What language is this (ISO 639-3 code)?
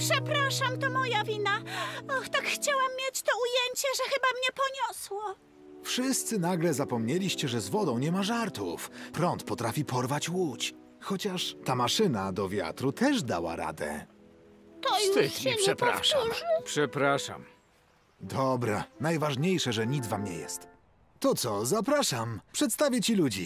pol